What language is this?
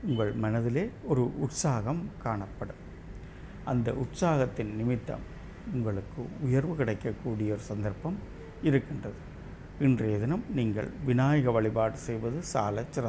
Tamil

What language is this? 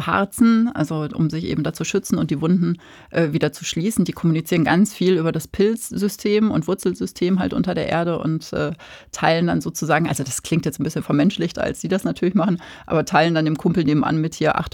German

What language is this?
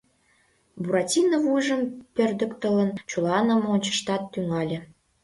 Mari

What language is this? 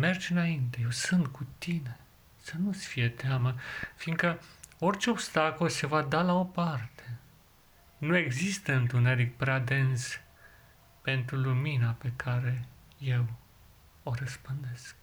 Romanian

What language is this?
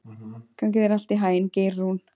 Icelandic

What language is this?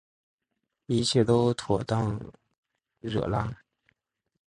Chinese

